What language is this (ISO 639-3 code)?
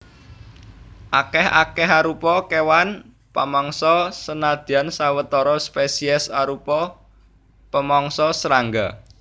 jav